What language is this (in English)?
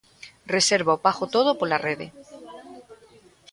Galician